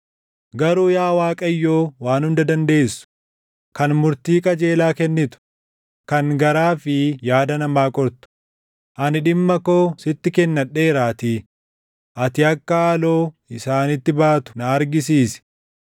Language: Oromo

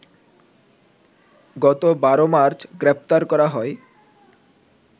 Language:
Bangla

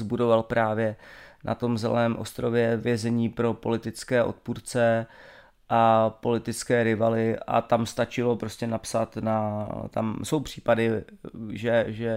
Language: Czech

